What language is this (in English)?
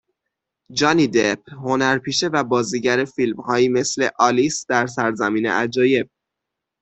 Persian